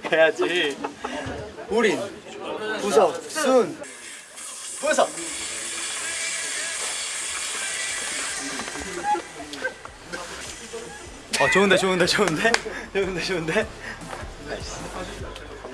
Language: Korean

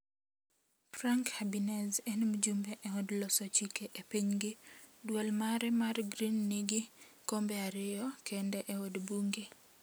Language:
Luo (Kenya and Tanzania)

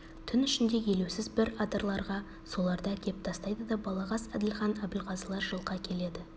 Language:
Kazakh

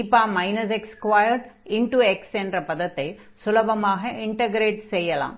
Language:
Tamil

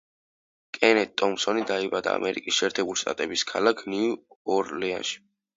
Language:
Georgian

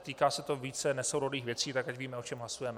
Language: Czech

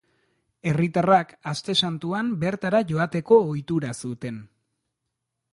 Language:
Basque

